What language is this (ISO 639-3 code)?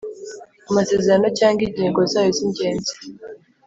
kin